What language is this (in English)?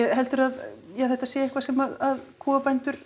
Icelandic